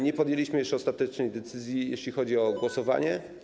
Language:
Polish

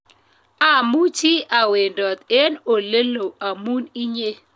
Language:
Kalenjin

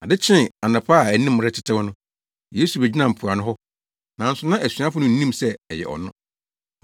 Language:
Akan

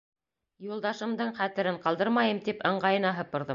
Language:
Bashkir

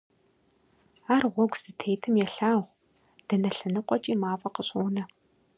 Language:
Kabardian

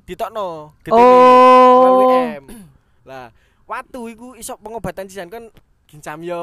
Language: Indonesian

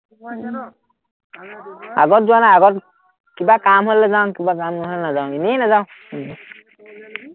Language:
Assamese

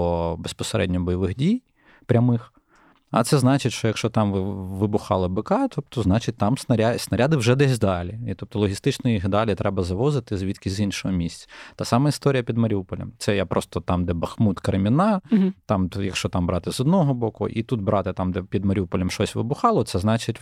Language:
Ukrainian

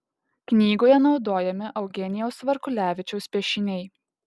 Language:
Lithuanian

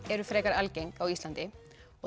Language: Icelandic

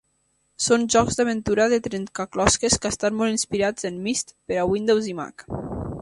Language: Catalan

